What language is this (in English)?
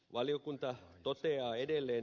Finnish